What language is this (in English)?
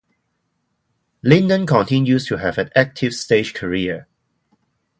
English